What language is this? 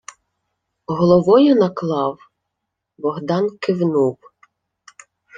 Ukrainian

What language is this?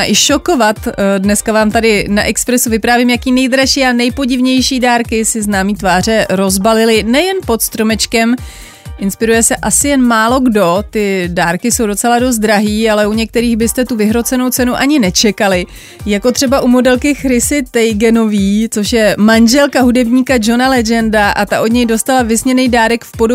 Czech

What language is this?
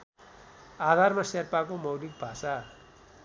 Nepali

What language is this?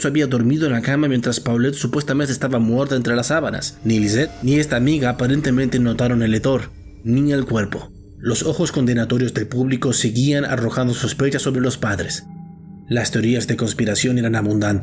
Spanish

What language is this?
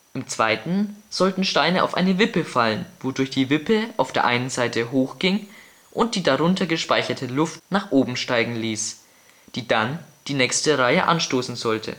German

